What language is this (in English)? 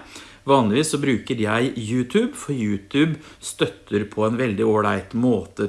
Norwegian